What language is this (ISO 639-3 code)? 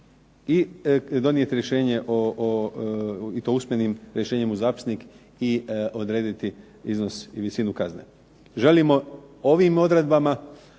hrv